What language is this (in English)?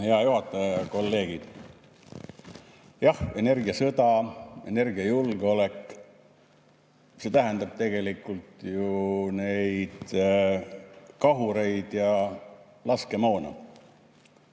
Estonian